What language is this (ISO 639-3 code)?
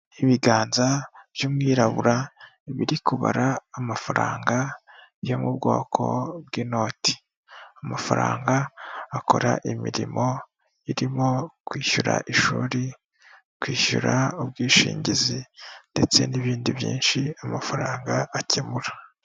kin